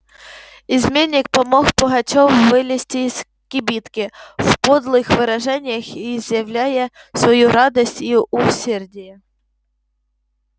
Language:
Russian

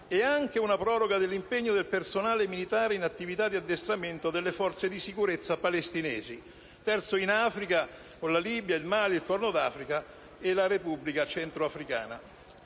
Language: Italian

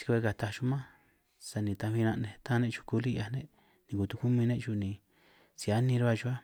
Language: San Martín Itunyoso Triqui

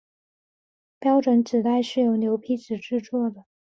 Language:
Chinese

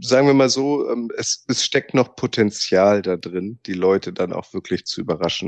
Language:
German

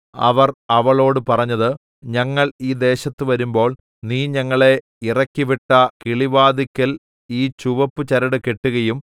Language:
Malayalam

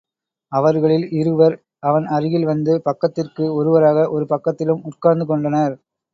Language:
Tamil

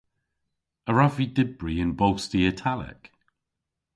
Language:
Cornish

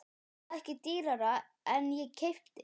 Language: Icelandic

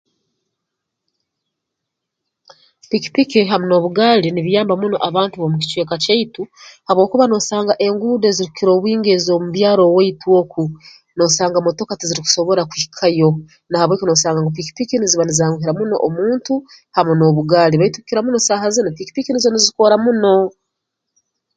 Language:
Tooro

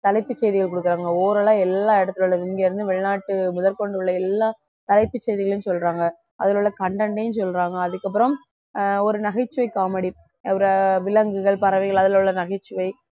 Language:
Tamil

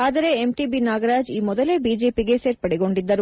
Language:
Kannada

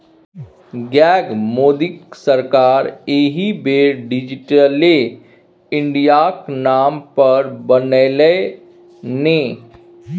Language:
Maithili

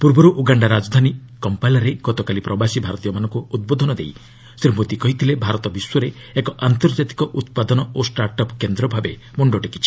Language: Odia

